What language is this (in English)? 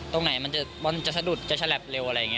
Thai